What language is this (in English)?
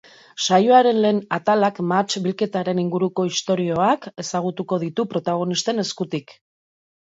Basque